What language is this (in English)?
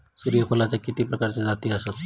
Marathi